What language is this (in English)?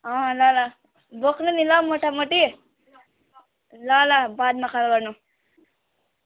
Nepali